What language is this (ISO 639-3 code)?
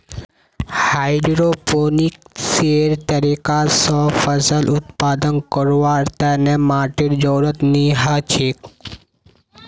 mag